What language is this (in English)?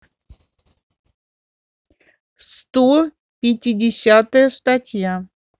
Russian